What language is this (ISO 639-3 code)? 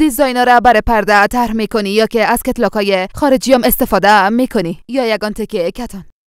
fas